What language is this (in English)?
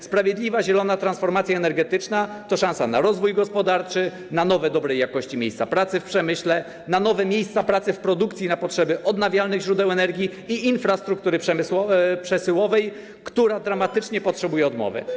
Polish